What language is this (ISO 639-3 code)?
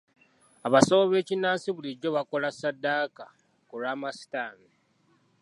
lug